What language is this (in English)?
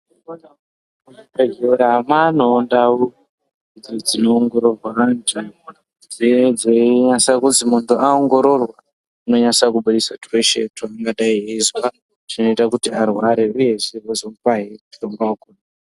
Ndau